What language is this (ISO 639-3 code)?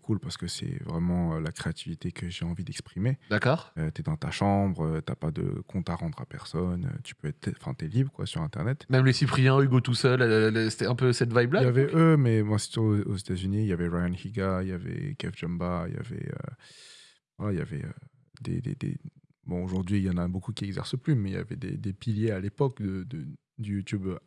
fra